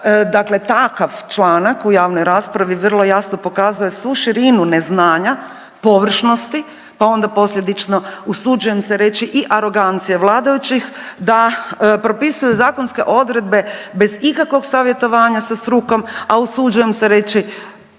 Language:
Croatian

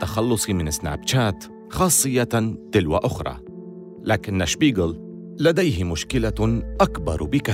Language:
Arabic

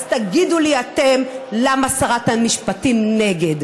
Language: Hebrew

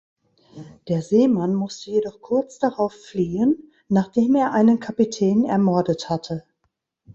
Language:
German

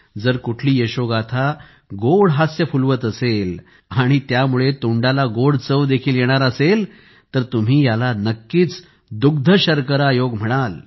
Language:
Marathi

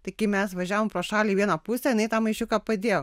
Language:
Lithuanian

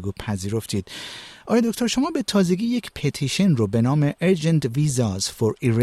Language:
Persian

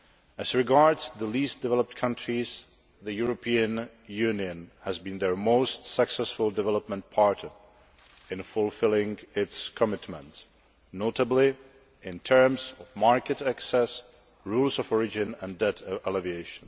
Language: English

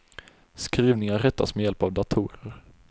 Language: Swedish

